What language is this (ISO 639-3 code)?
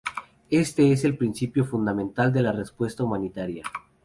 spa